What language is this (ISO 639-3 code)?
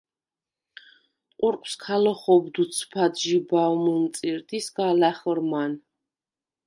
sva